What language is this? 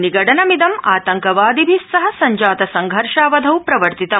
Sanskrit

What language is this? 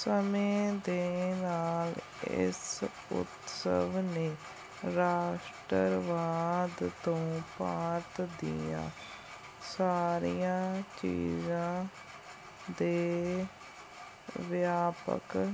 Punjabi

